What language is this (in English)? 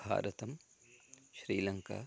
Sanskrit